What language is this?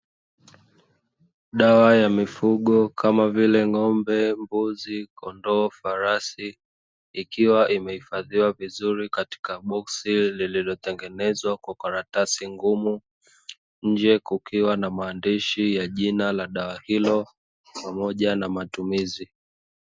Swahili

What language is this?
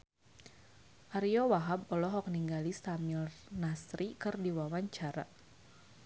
Sundanese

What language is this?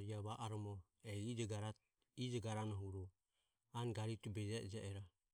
Ömie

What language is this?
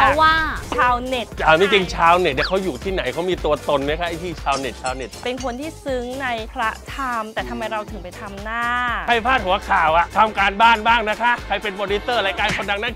Thai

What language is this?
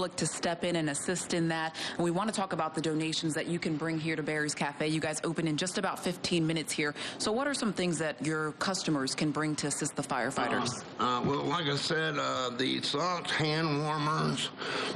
English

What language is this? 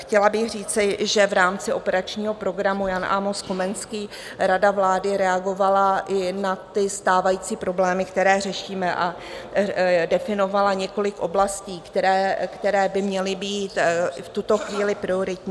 Czech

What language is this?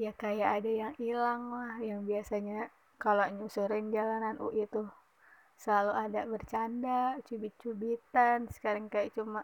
Indonesian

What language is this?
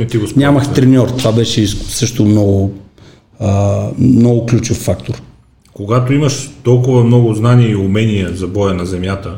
Bulgarian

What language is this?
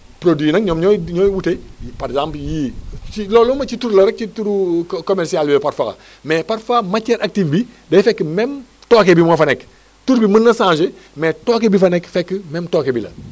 Wolof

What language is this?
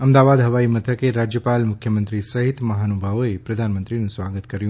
Gujarati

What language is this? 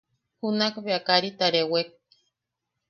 Yaqui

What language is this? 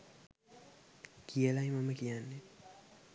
Sinhala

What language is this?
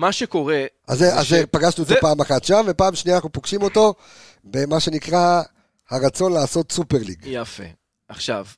Hebrew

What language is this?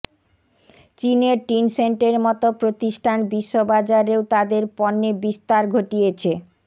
Bangla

